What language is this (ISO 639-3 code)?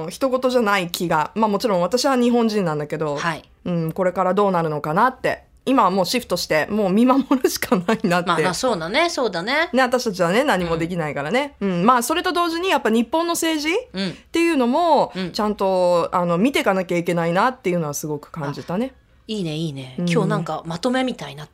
jpn